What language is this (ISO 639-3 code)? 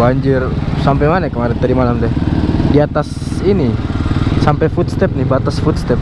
ind